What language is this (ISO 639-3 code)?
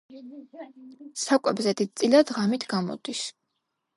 kat